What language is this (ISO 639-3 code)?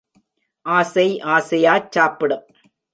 tam